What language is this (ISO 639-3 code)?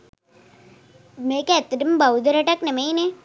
sin